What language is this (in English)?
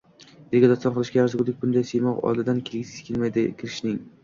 Uzbek